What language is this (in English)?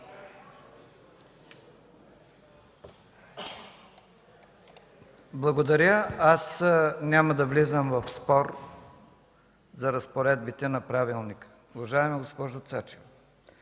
Bulgarian